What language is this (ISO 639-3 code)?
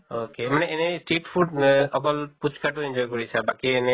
asm